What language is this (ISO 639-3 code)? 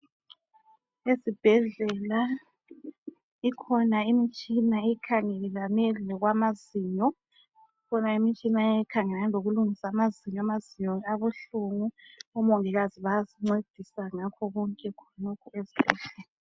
nde